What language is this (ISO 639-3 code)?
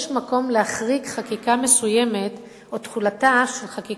heb